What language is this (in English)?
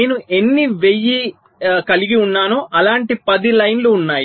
Telugu